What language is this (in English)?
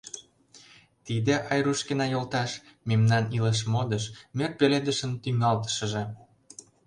Mari